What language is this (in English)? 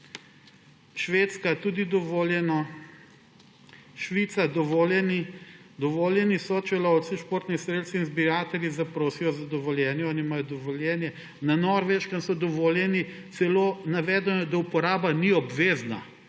Slovenian